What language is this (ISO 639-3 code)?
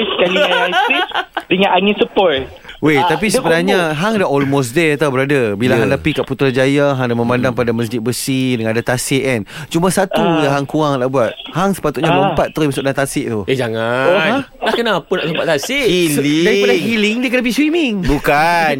msa